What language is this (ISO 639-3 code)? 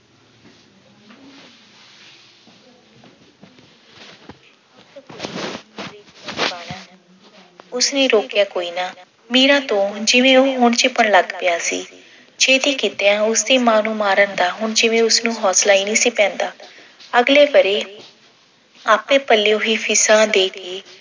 pan